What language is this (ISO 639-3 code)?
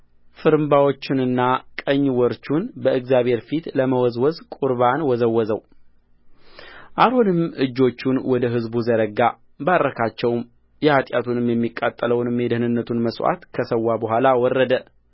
amh